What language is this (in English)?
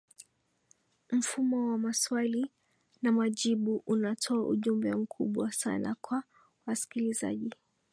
Swahili